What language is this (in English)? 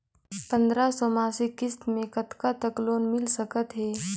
Chhattisgarhi